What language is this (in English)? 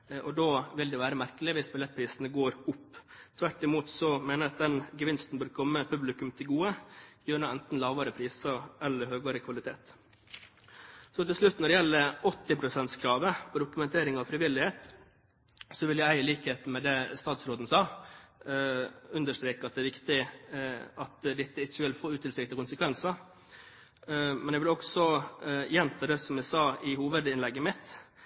Norwegian Bokmål